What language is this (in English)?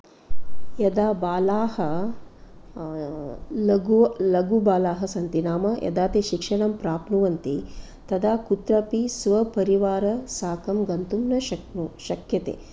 Sanskrit